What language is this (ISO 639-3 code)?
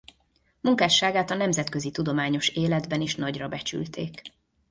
hun